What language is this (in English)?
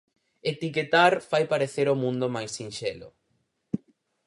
Galician